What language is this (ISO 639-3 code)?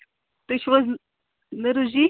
kas